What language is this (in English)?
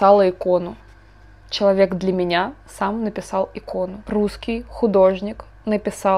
Russian